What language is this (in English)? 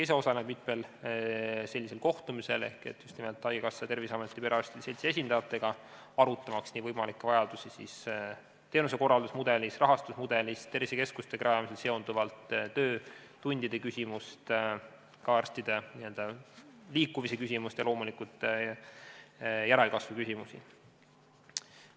Estonian